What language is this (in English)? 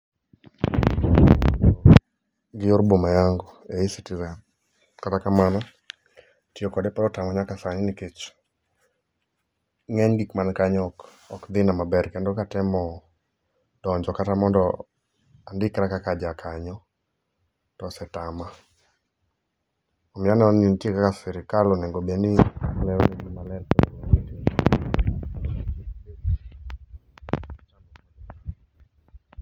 Luo (Kenya and Tanzania)